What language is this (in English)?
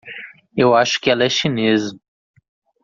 Portuguese